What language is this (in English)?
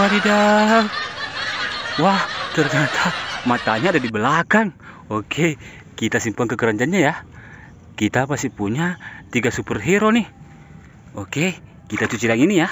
Indonesian